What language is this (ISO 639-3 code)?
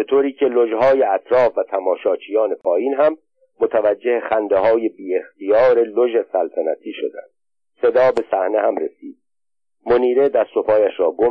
fas